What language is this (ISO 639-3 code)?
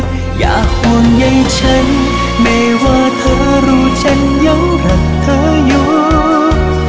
vie